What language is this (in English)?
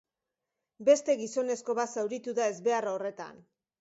Basque